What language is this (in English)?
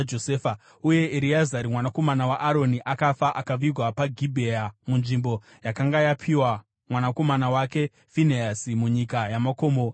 Shona